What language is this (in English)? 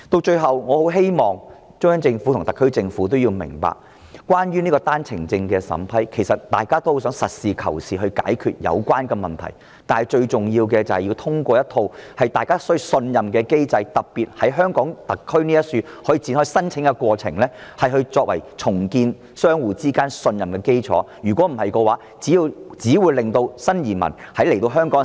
Cantonese